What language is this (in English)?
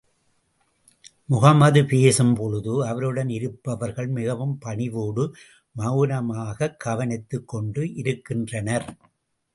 Tamil